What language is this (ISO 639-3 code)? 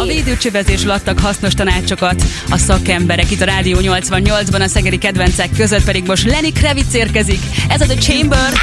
hun